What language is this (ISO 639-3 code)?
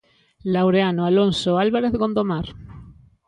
glg